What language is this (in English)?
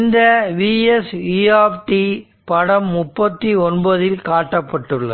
Tamil